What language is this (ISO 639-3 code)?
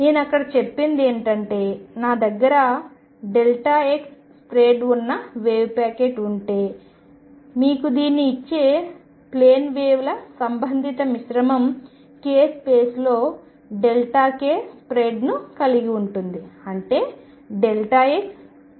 tel